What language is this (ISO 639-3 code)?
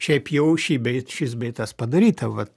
lit